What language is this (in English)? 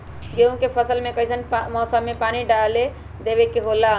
Magahi